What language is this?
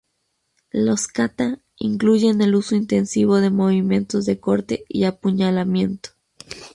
Spanish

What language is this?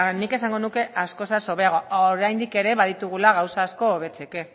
Basque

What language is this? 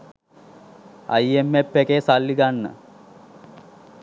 Sinhala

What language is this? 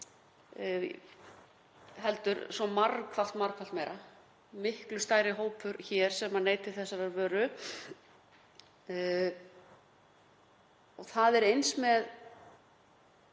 Icelandic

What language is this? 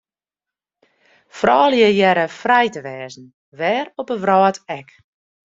Western Frisian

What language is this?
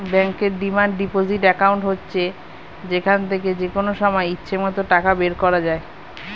Bangla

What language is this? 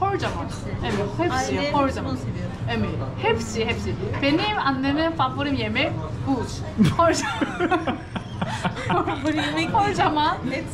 Turkish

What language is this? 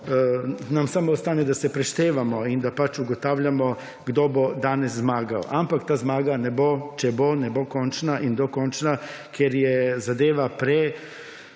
Slovenian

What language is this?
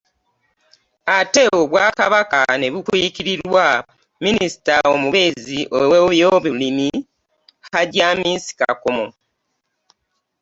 Ganda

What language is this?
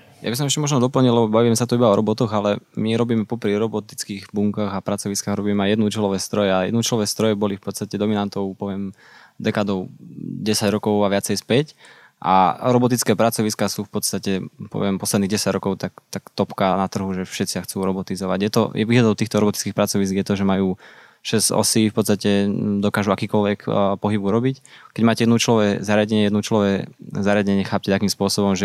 Slovak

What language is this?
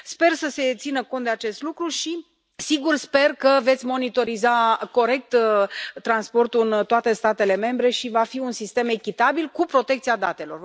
Romanian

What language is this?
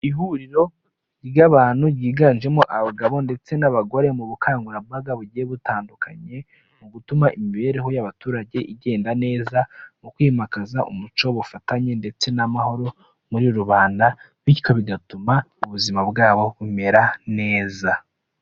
Kinyarwanda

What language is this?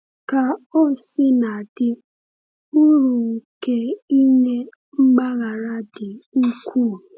Igbo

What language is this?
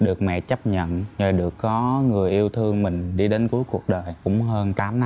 Vietnamese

